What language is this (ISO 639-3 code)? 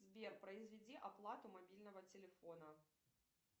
rus